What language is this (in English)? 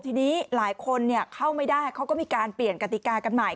Thai